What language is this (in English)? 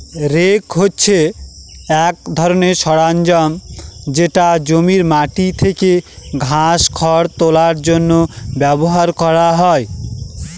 Bangla